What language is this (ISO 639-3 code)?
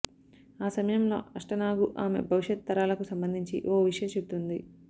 tel